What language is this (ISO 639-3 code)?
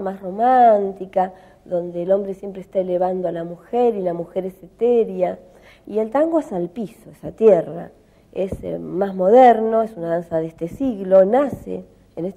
spa